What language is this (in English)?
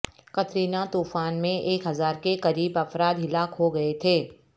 Urdu